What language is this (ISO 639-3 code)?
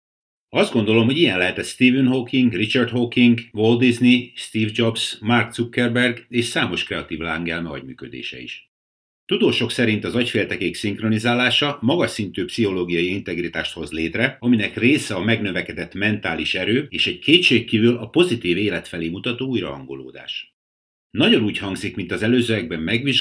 hun